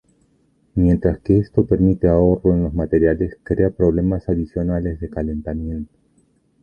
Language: Spanish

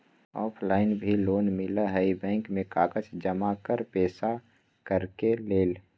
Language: Magahi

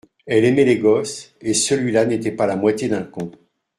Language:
French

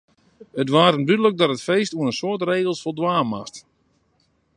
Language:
Western Frisian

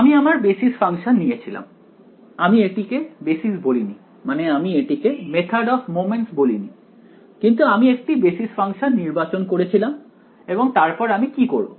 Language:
Bangla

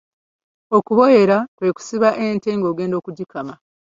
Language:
Ganda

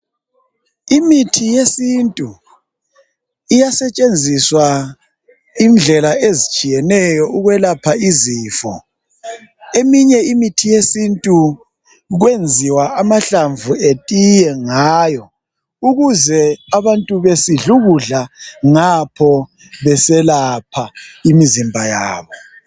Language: North Ndebele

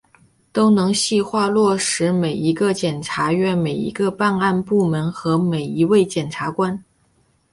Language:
Chinese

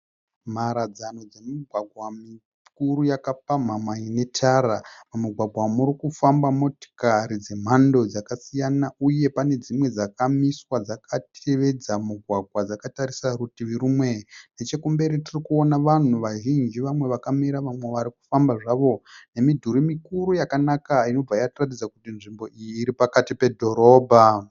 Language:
Shona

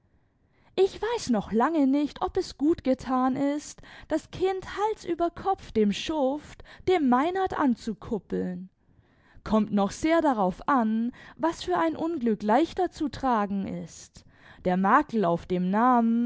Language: German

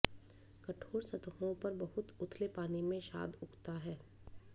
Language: Hindi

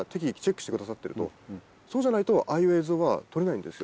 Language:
Japanese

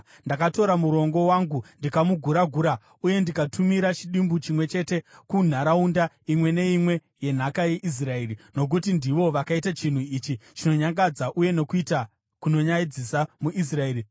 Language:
Shona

